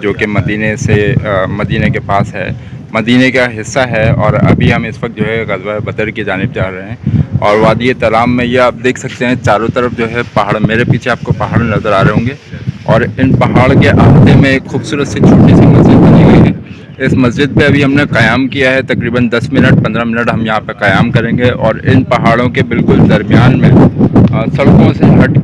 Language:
Urdu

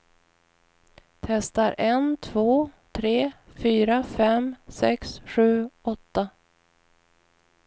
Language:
Swedish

